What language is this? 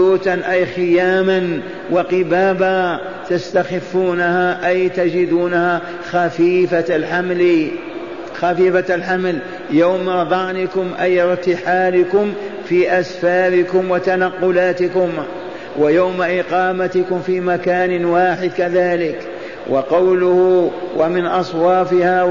Arabic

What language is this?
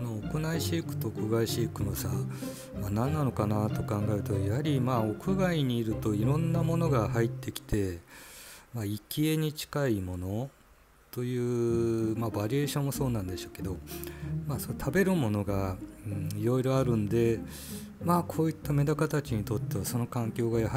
Japanese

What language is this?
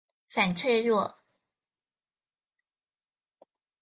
Chinese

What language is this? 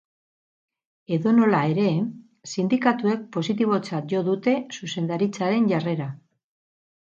Basque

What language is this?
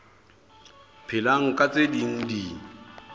Southern Sotho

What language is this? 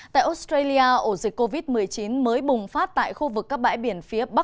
Vietnamese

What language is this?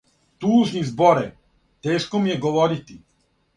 Serbian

